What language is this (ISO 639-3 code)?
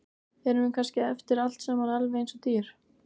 isl